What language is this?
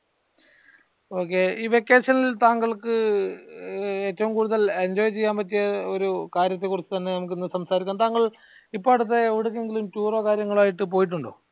Malayalam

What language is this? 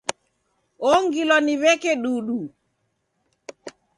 Taita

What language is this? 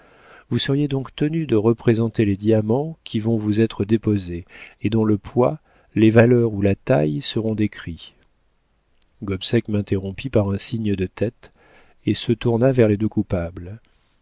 French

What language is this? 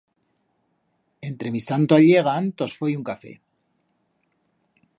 Aragonese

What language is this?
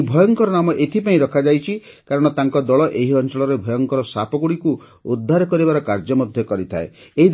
Odia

